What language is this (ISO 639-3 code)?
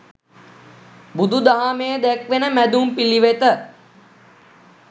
sin